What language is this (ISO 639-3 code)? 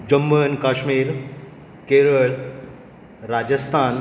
kok